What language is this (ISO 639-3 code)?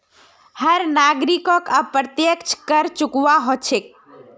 mag